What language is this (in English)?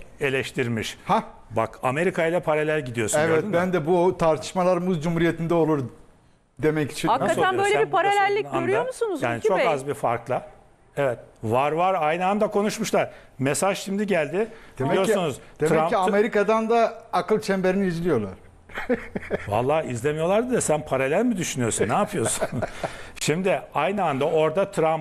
Turkish